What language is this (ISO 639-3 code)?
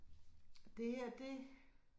dan